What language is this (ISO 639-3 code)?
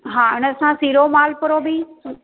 snd